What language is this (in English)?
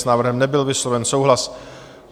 Czech